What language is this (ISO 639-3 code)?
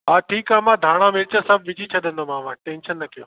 snd